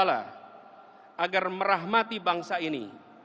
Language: Indonesian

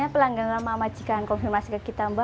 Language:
Indonesian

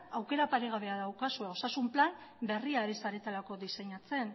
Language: Basque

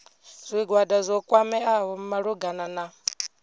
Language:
Venda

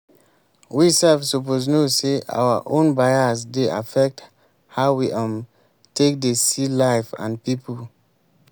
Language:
Nigerian Pidgin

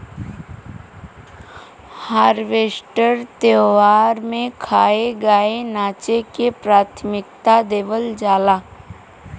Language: Bhojpuri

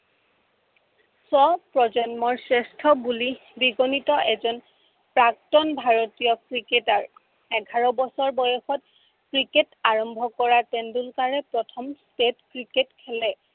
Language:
Assamese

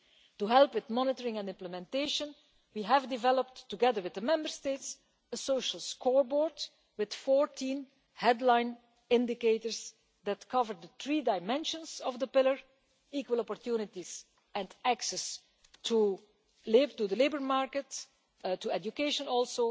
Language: English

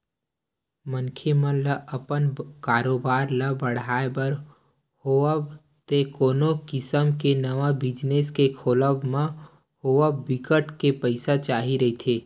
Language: Chhattisgarhi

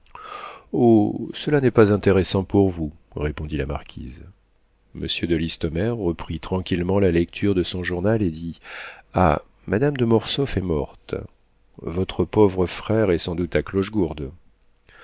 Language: French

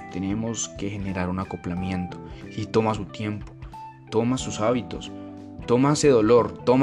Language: Spanish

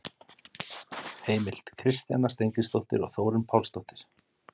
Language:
Icelandic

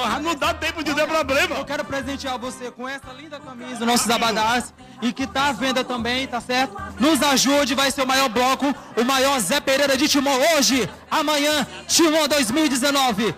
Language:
Portuguese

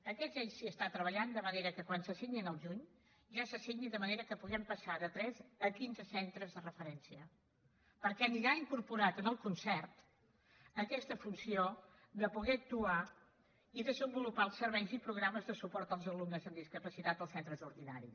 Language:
Catalan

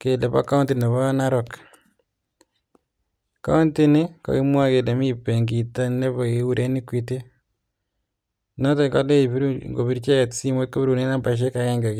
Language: Kalenjin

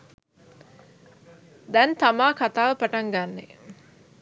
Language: Sinhala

